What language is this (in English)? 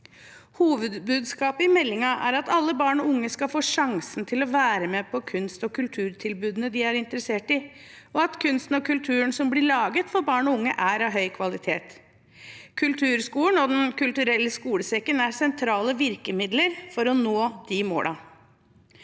Norwegian